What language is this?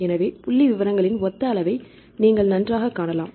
Tamil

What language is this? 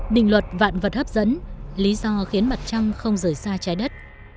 Vietnamese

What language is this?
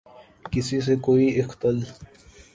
Urdu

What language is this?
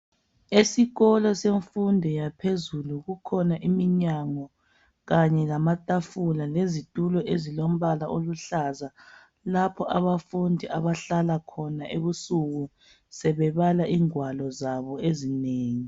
North Ndebele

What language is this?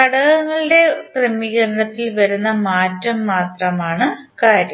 Malayalam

